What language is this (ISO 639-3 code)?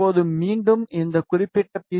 tam